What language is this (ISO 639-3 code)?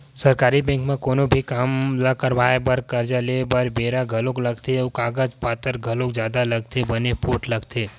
hne